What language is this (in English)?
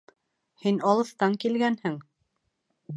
Bashkir